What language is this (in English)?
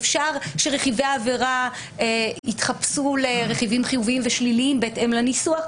Hebrew